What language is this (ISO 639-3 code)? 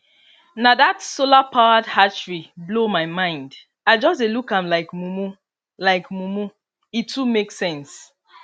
pcm